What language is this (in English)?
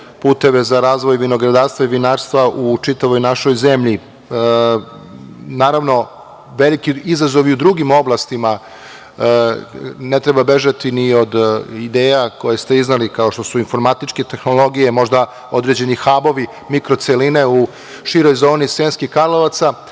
Serbian